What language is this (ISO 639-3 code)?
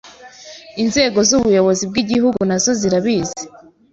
kin